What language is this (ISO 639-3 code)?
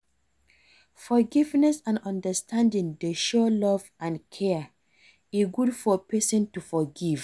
pcm